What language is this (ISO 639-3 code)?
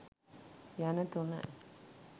sin